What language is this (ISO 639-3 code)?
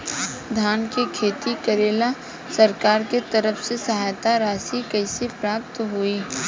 bho